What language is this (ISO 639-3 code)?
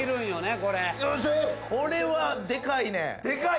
jpn